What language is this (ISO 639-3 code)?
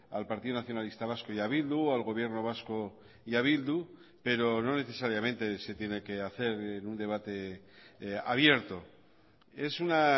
spa